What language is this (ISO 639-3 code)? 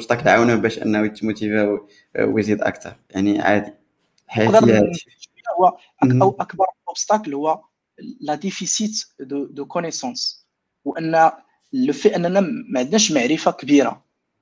ara